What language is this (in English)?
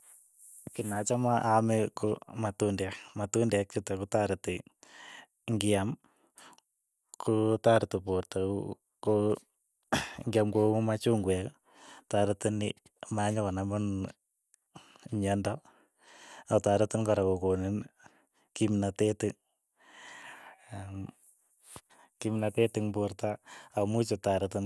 Keiyo